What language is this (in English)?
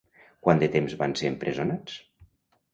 Catalan